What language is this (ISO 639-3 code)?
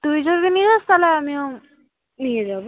ben